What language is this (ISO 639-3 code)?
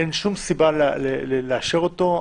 heb